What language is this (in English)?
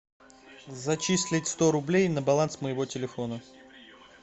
Russian